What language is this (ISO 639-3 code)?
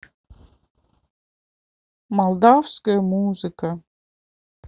rus